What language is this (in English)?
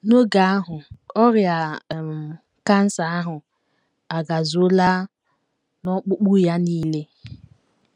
Igbo